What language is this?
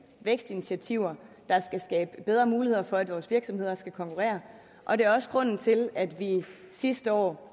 Danish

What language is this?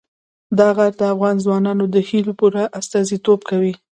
Pashto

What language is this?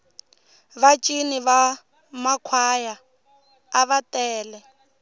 Tsonga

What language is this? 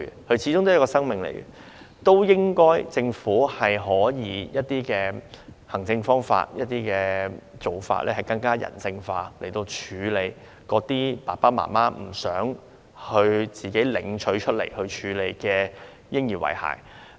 Cantonese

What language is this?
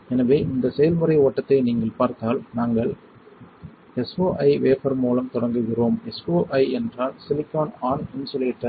Tamil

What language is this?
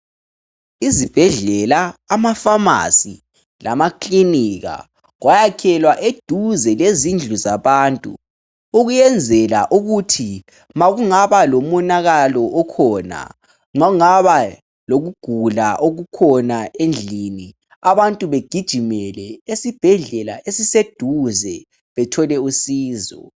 North Ndebele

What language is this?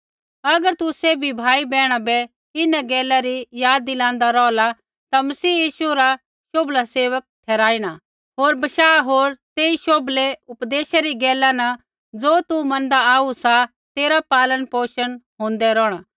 Kullu Pahari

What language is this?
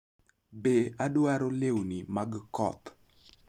Luo (Kenya and Tanzania)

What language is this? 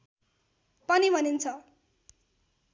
Nepali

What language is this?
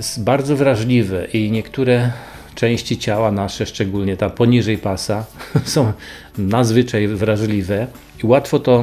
Polish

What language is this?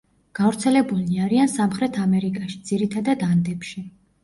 Georgian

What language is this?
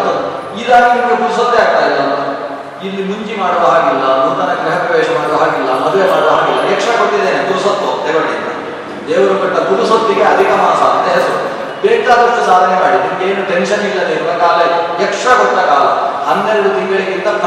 Kannada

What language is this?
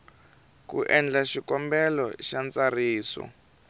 Tsonga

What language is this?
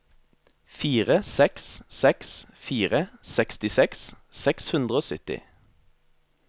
Norwegian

